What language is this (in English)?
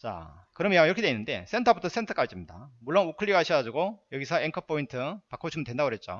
Korean